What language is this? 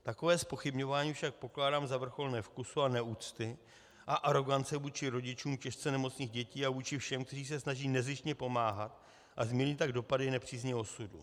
Czech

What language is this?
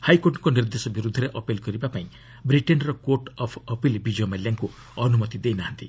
Odia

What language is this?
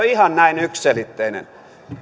Finnish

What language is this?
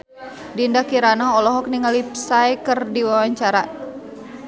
Sundanese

